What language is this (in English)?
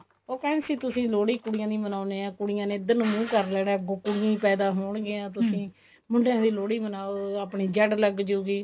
Punjabi